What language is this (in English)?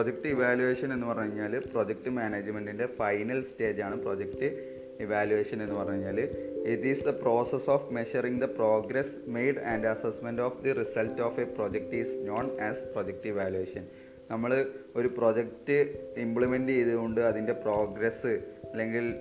Malayalam